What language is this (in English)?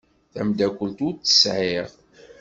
Kabyle